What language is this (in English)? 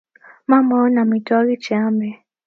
Kalenjin